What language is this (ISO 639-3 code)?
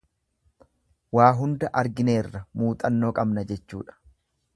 orm